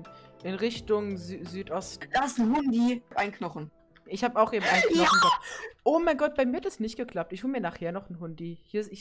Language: German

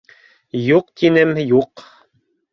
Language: Bashkir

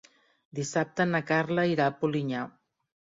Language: Catalan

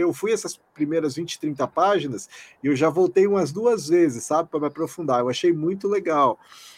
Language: Portuguese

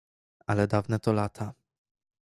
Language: Polish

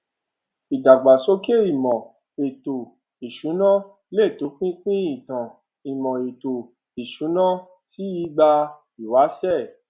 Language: Yoruba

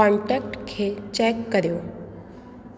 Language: Sindhi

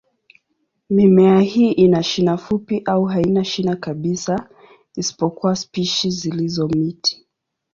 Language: Swahili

